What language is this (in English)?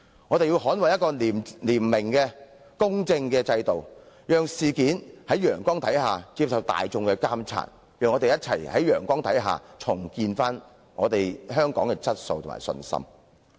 Cantonese